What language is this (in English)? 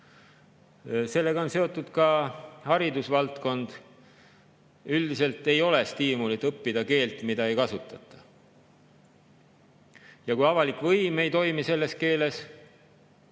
Estonian